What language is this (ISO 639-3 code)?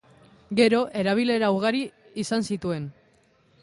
eus